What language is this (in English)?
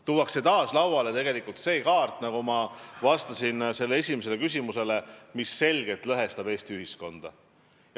Estonian